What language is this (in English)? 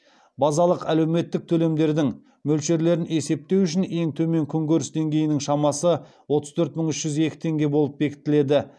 Kazakh